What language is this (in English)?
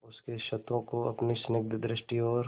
Hindi